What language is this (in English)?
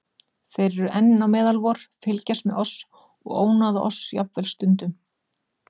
Icelandic